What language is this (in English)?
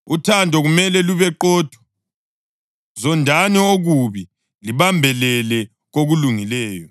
North Ndebele